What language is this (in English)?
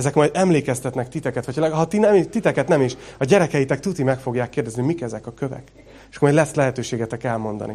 Hungarian